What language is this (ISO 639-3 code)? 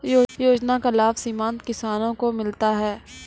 mai